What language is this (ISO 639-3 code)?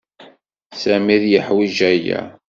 kab